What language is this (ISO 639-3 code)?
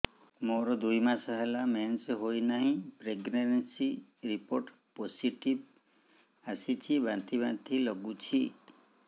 ori